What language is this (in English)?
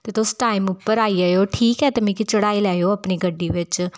Dogri